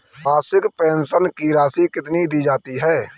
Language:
Hindi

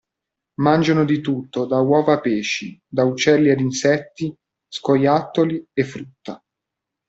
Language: Italian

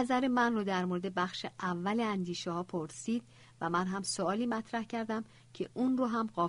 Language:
Persian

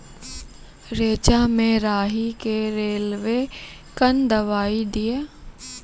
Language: Maithili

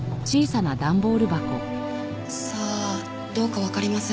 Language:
Japanese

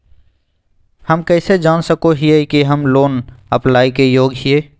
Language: Magahi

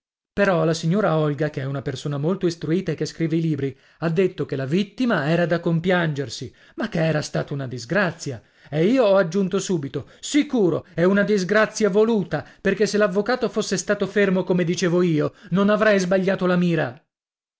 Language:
Italian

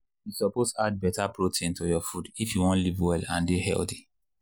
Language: Nigerian Pidgin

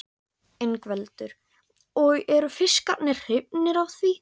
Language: Icelandic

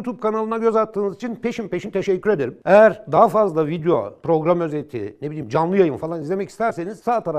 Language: Turkish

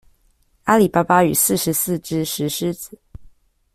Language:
Chinese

